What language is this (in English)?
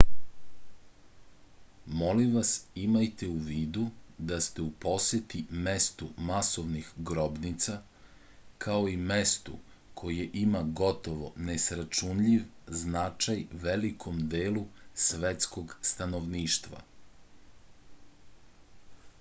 Serbian